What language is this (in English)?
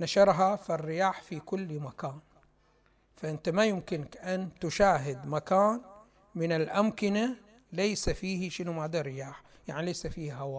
Arabic